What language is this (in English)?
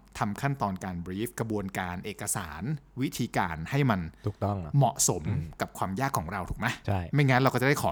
Thai